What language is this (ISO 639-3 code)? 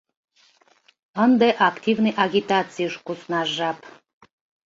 chm